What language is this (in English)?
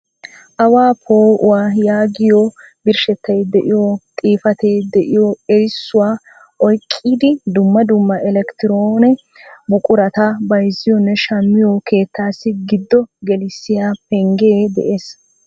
Wolaytta